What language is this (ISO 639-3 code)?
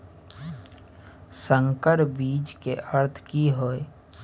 mai